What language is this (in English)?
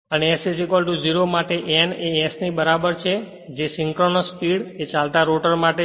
Gujarati